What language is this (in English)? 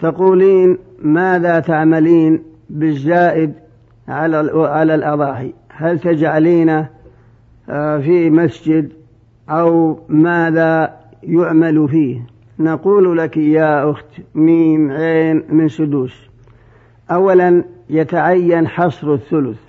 Arabic